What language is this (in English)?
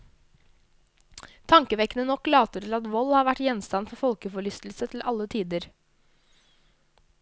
Norwegian